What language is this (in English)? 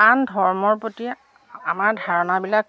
Assamese